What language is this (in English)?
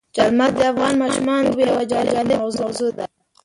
Pashto